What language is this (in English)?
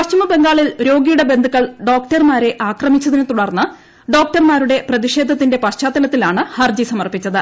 Malayalam